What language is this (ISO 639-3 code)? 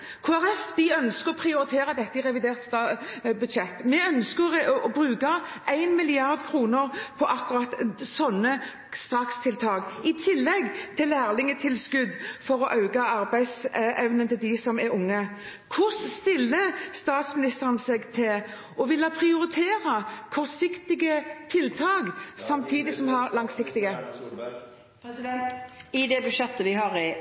nob